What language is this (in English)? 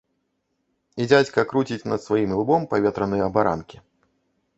Belarusian